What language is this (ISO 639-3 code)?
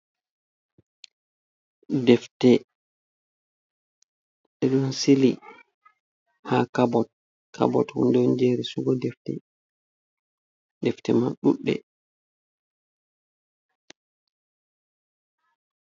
ful